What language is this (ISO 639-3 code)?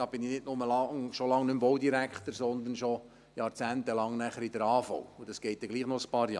gsw